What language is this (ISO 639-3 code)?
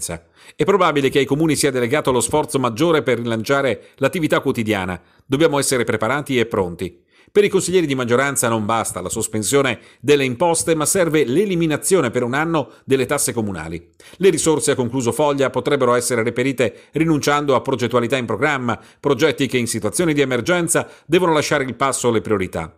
ita